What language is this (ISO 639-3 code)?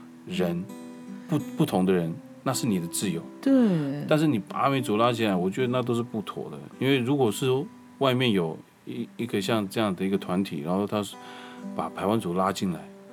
zho